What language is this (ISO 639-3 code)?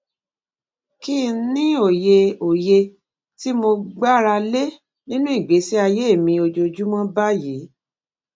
yor